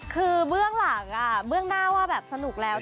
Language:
Thai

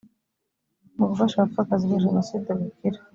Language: Kinyarwanda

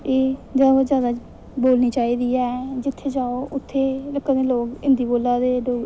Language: Dogri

